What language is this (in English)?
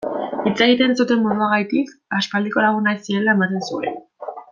Basque